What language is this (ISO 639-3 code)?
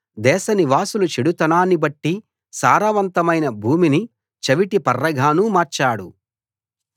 tel